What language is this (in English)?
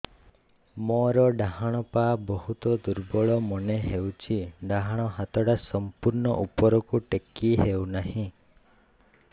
Odia